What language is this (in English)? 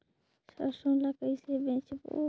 Chhattisgarhi